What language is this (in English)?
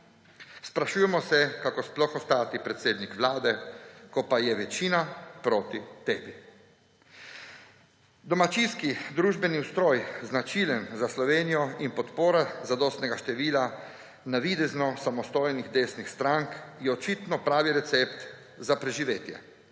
Slovenian